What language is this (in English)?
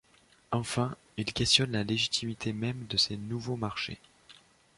French